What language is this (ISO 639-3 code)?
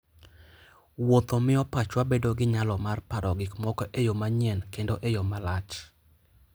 luo